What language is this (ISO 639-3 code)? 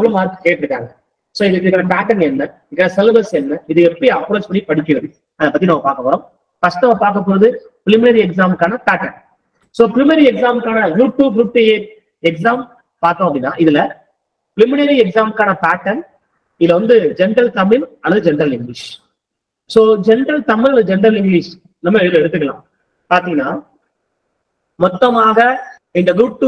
tam